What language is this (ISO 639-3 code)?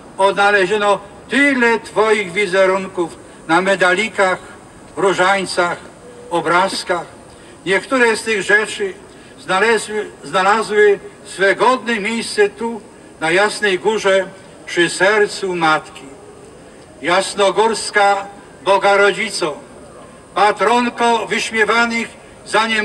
pol